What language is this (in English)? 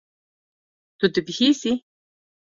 Kurdish